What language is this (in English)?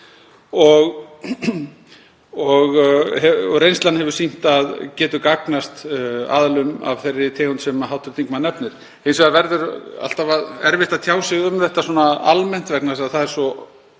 Icelandic